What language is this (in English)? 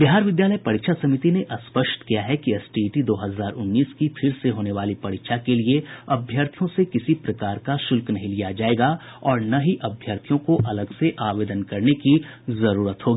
Hindi